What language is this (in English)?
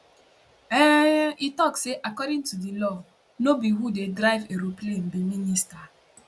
Nigerian Pidgin